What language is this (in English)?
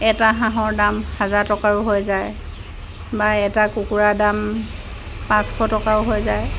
Assamese